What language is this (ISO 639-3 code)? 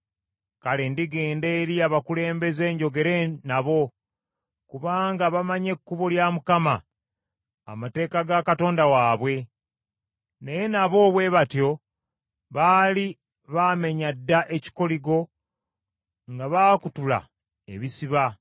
lug